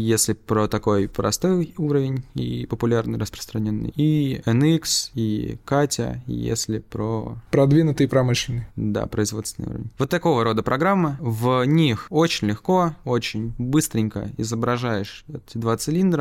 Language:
Russian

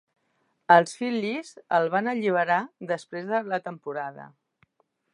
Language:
Catalan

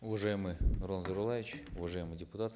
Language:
Kazakh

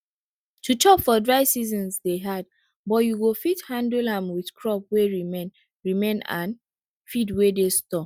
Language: Nigerian Pidgin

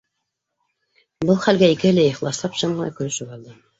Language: Bashkir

